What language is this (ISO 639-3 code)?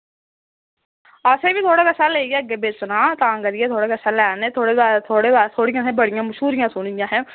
doi